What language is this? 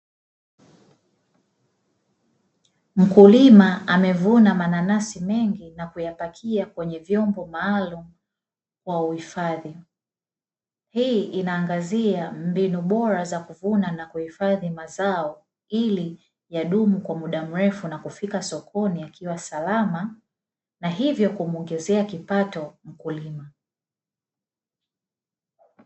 Swahili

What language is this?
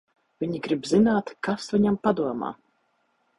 Latvian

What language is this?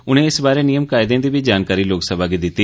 Dogri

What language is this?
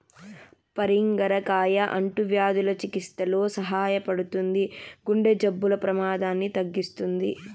Telugu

